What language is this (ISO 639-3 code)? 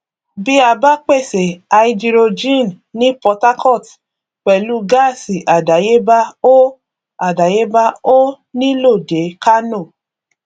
yor